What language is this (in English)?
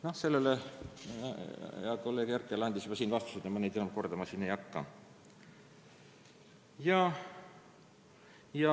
Estonian